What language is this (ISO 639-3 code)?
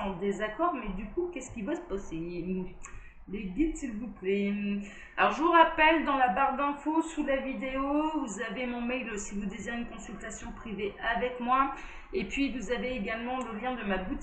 fra